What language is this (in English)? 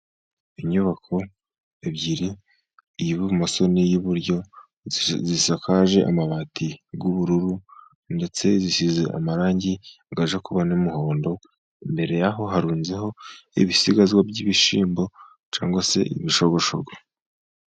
Kinyarwanda